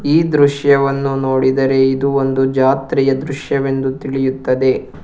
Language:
Kannada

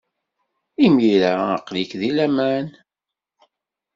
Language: Kabyle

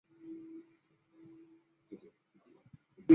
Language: Chinese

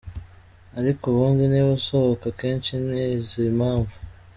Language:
Kinyarwanda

